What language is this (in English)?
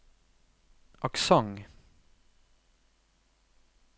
Norwegian